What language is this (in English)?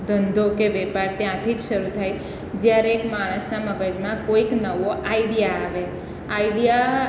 Gujarati